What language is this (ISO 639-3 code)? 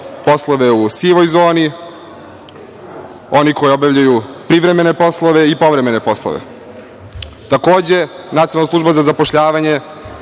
srp